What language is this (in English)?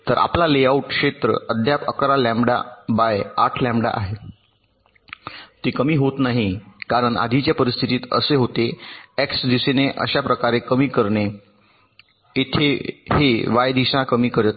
Marathi